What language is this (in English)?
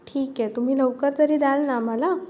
Marathi